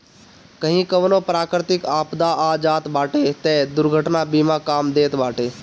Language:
Bhojpuri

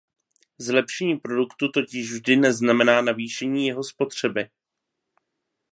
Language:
Czech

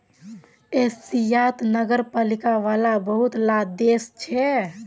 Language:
Magahi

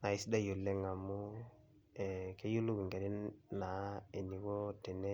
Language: Masai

